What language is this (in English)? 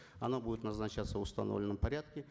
Kazakh